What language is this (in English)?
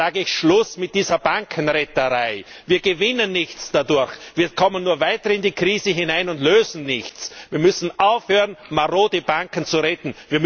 German